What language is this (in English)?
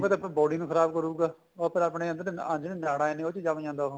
Punjabi